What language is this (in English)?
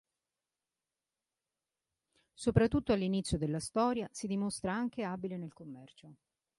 Italian